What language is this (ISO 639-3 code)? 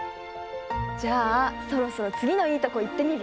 jpn